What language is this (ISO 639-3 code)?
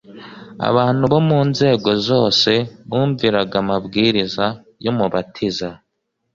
kin